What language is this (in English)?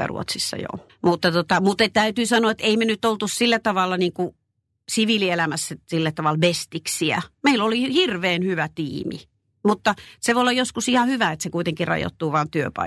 Finnish